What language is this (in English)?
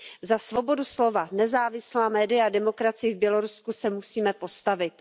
Czech